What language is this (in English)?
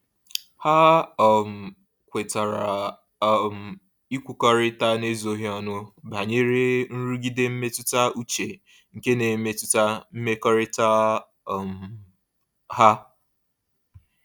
Igbo